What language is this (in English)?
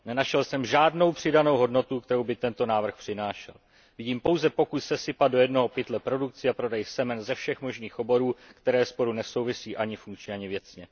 Czech